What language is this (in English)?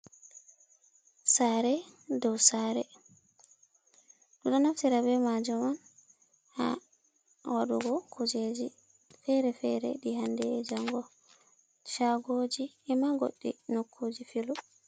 Fula